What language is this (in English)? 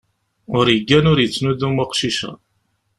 Kabyle